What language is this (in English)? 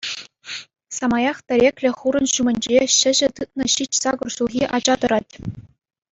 Chuvash